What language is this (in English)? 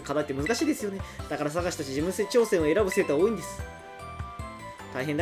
Japanese